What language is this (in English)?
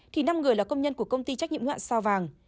Vietnamese